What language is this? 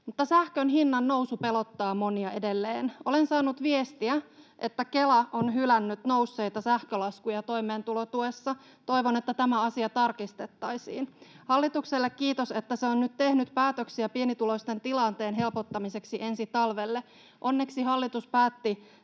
Finnish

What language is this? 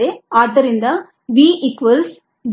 Kannada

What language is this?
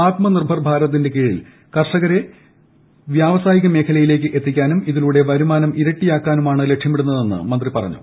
Malayalam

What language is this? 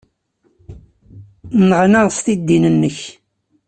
Kabyle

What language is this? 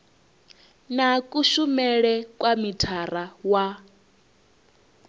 Venda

